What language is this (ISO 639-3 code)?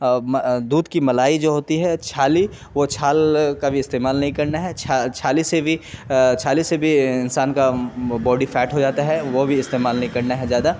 urd